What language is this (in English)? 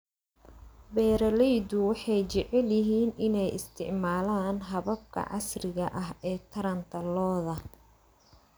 Somali